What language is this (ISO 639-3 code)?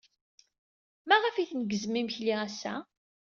kab